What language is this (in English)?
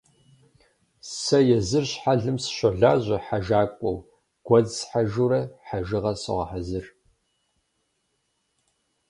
Kabardian